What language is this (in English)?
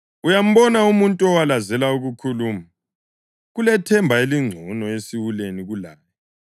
North Ndebele